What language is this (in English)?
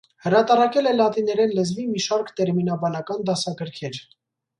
Armenian